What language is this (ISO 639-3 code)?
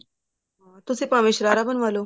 pan